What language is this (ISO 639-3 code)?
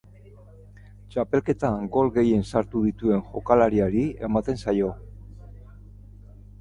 eus